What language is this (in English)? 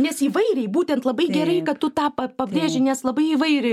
Lithuanian